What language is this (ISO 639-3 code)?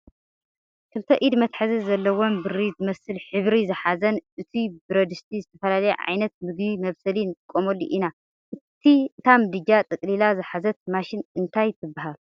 tir